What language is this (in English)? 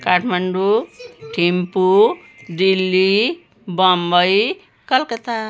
Nepali